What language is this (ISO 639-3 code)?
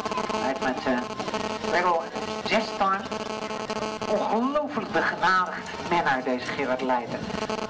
nld